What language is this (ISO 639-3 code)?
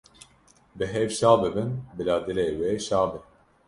kur